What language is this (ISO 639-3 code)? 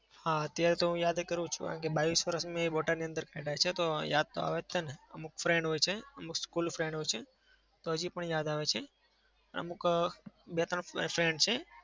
guj